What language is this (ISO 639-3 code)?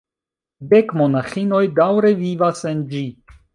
epo